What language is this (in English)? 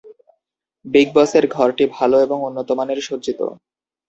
Bangla